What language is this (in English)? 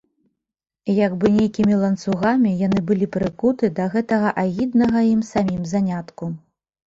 Belarusian